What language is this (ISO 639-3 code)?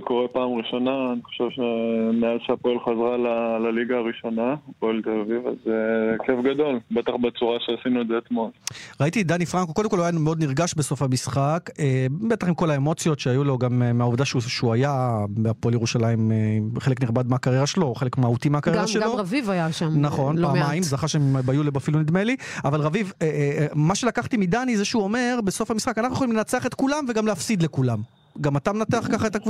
heb